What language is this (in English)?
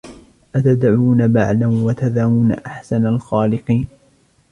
Arabic